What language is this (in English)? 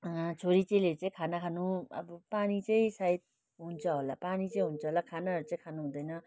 Nepali